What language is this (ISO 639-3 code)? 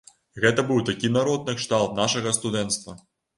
bel